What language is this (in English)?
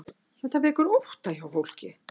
Icelandic